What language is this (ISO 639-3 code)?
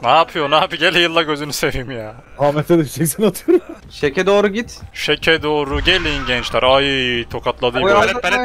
tur